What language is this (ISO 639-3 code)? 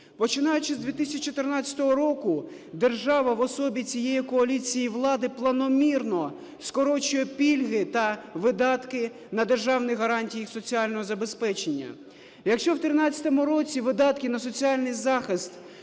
ukr